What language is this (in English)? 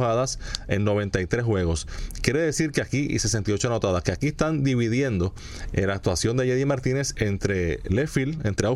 Spanish